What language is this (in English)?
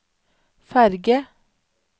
Norwegian